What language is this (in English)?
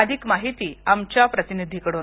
Marathi